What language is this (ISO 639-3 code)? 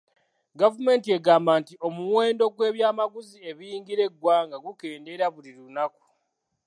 lug